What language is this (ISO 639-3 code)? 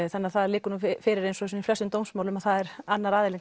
isl